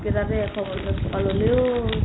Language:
Assamese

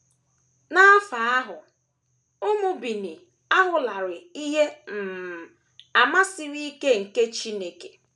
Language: Igbo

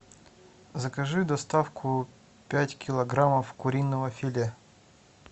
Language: Russian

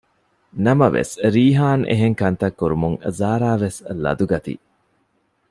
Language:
Divehi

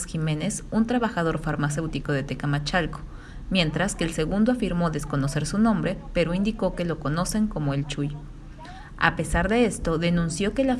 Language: Spanish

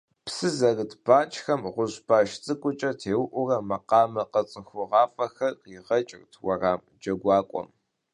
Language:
Kabardian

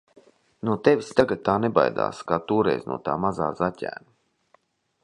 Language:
Latvian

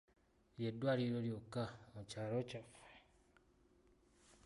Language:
Ganda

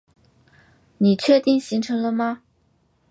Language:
Chinese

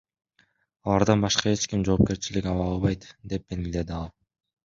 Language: Kyrgyz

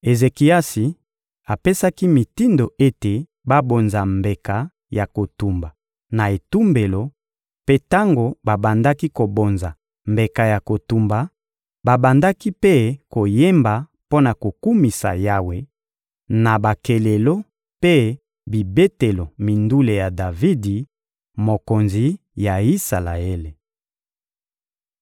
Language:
Lingala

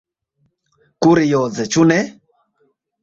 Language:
Esperanto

